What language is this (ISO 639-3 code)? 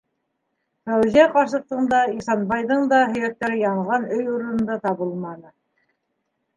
bak